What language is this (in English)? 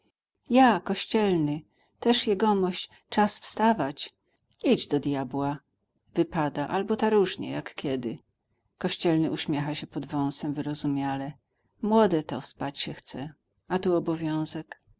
Polish